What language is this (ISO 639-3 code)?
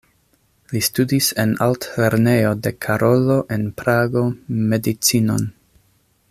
epo